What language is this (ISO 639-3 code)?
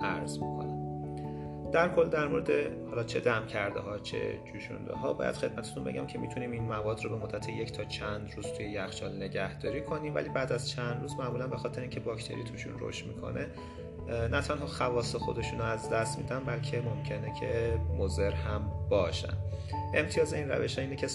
fas